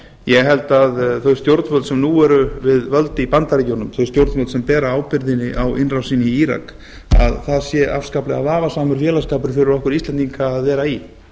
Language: Icelandic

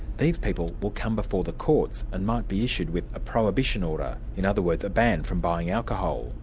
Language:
English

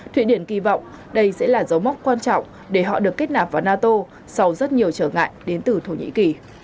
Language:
Vietnamese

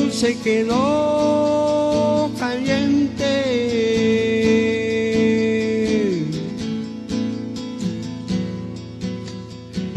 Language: Persian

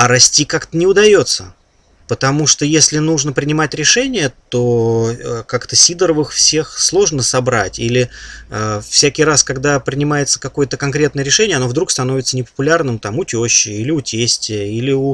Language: Russian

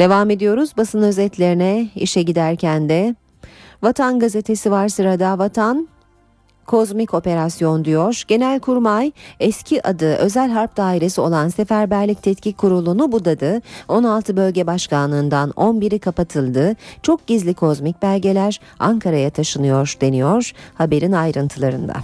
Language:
Turkish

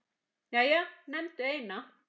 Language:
Icelandic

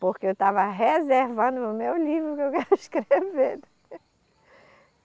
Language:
Portuguese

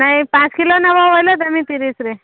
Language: Odia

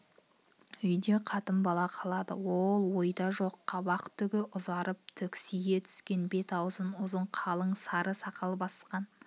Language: Kazakh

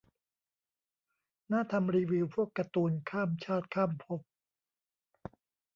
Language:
Thai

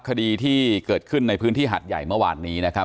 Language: Thai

